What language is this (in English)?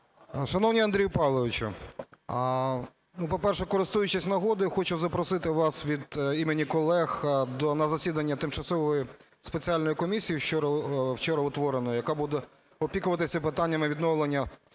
Ukrainian